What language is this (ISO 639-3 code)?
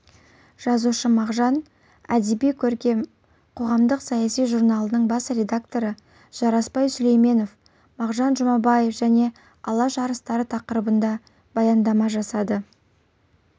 kaz